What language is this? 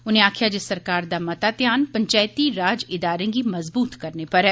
Dogri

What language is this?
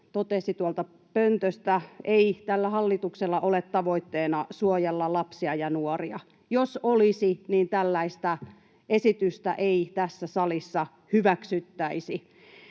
Finnish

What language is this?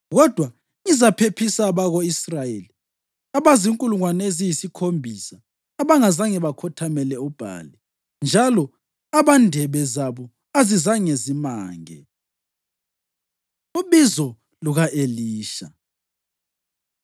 North Ndebele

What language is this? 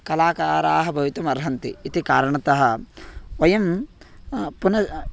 Sanskrit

